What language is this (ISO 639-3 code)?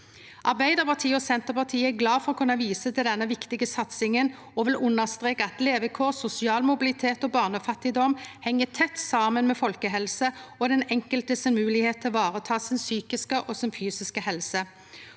nor